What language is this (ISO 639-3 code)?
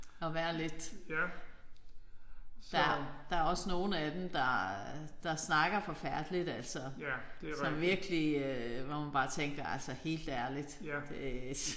dan